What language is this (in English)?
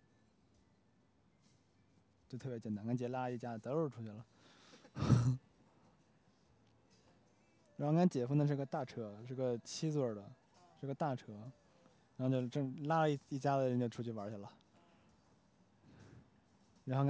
Chinese